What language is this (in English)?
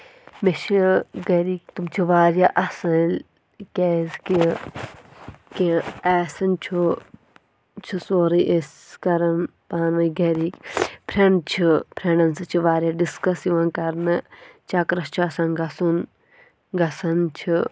Kashmiri